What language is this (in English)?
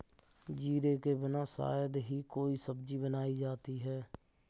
Hindi